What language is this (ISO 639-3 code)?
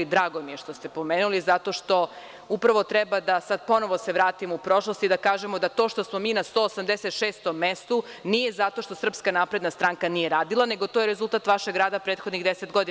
srp